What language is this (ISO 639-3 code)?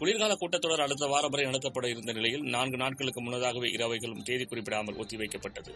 tam